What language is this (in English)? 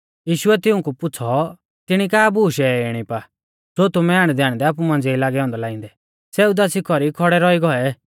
Mahasu Pahari